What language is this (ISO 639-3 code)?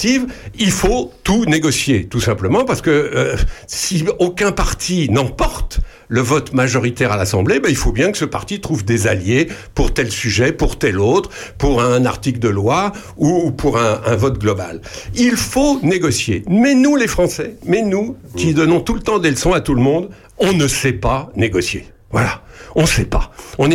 fra